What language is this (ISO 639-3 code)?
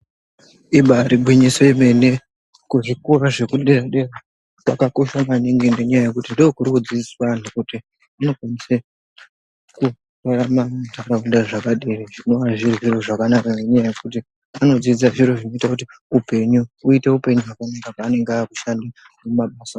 ndc